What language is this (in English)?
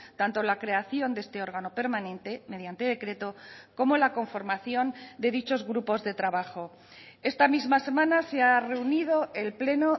Spanish